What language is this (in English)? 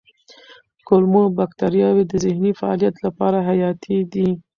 Pashto